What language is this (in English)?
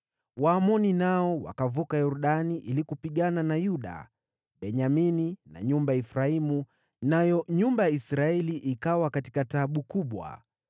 Swahili